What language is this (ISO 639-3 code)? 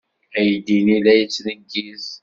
kab